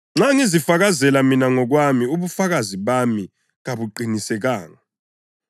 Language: North Ndebele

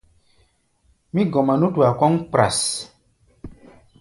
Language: Gbaya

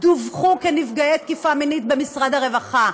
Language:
Hebrew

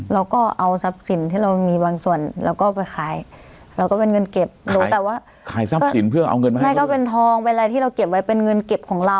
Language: Thai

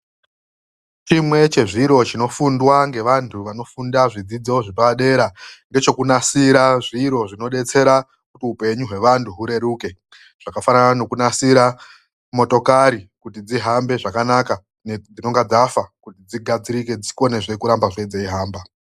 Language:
Ndau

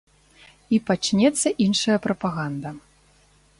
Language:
Belarusian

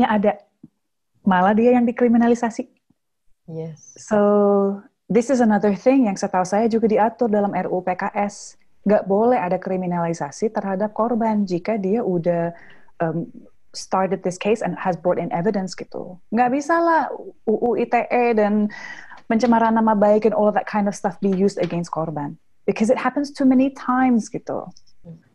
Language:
Indonesian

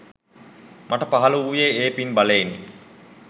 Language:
Sinhala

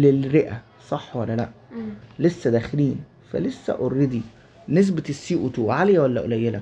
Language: Arabic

